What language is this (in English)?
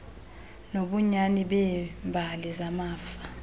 Xhosa